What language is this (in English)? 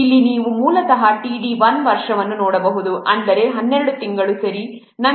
Kannada